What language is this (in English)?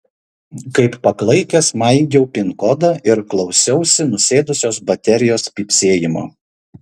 Lithuanian